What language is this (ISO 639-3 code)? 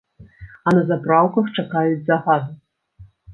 bel